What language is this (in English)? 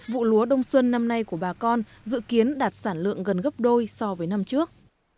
Vietnamese